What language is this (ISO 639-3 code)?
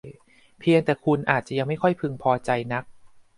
tha